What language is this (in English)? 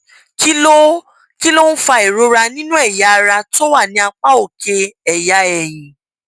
Yoruba